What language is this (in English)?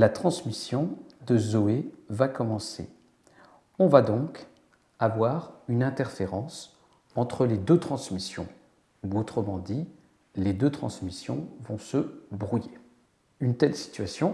French